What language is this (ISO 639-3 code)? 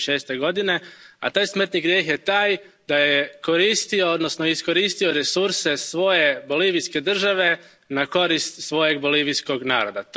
hrv